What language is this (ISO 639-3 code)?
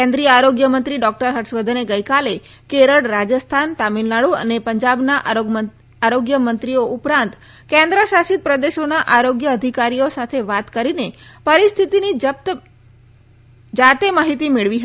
guj